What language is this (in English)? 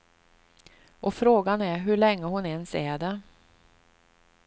Swedish